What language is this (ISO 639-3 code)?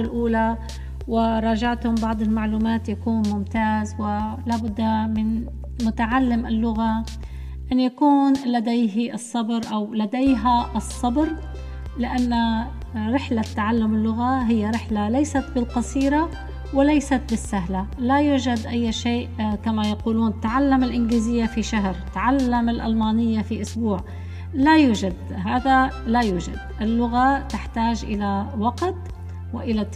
ara